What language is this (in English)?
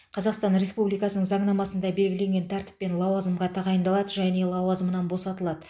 Kazakh